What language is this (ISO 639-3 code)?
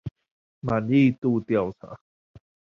zho